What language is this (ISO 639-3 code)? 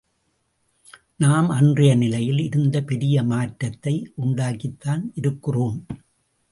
tam